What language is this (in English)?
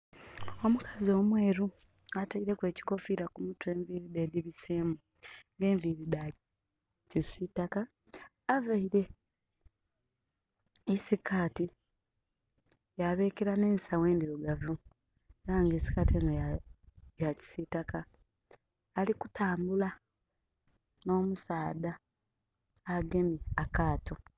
Soga